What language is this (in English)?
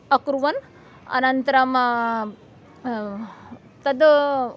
Sanskrit